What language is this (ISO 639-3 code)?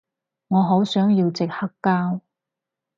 yue